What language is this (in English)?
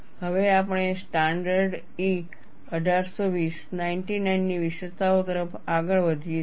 Gujarati